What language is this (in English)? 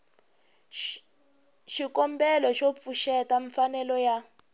Tsonga